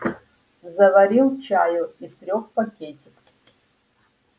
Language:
Russian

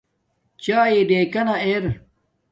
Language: Domaaki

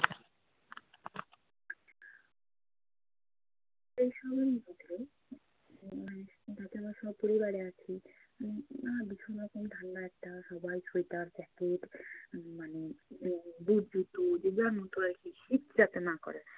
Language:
Bangla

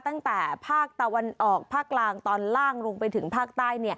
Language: Thai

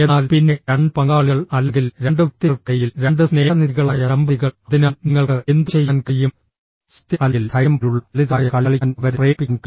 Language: Malayalam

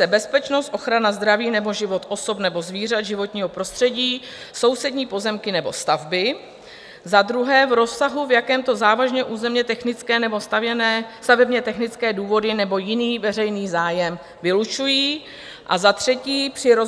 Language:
Czech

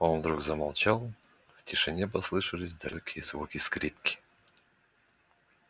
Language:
Russian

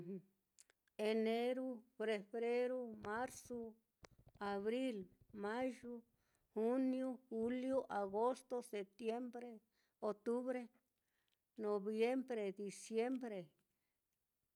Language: Mitlatongo Mixtec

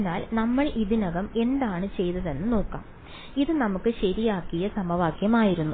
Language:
Malayalam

